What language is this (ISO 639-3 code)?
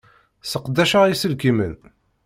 kab